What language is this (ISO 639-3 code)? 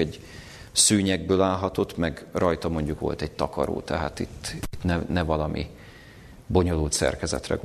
hun